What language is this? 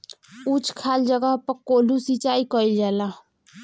Bhojpuri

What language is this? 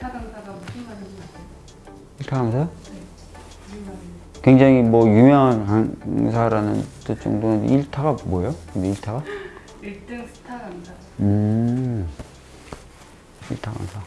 Korean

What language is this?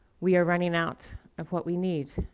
English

